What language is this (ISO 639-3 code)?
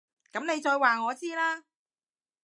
yue